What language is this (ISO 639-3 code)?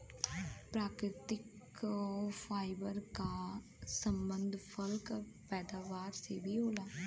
bho